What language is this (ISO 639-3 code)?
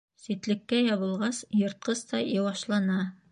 bak